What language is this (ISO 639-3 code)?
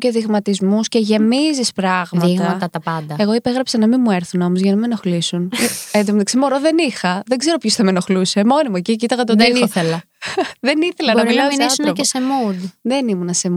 ell